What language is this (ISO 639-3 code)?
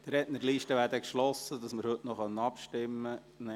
gsw